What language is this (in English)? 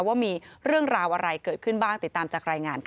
Thai